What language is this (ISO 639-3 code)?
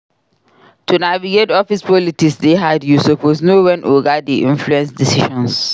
pcm